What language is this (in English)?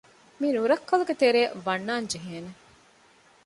Divehi